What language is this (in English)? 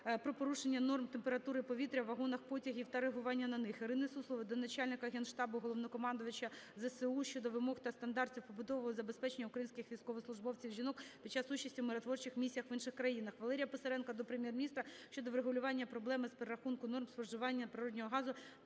Ukrainian